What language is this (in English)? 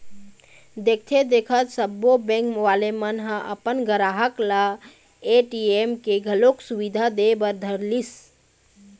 Chhattisgarhi